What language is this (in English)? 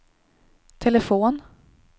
Swedish